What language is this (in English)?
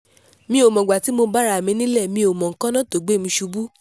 Yoruba